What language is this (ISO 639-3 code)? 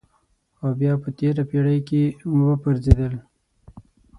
pus